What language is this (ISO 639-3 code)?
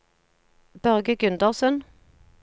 nor